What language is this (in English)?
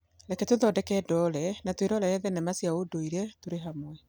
Kikuyu